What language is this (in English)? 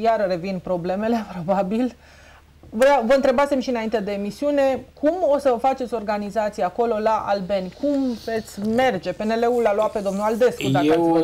Romanian